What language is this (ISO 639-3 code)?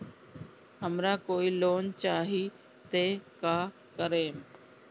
bho